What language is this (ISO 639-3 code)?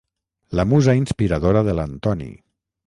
cat